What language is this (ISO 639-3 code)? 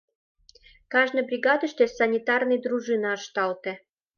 chm